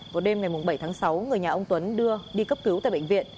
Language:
Vietnamese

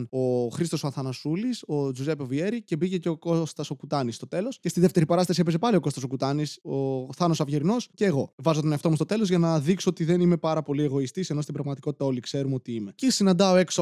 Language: Greek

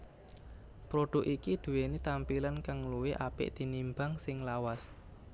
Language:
Javanese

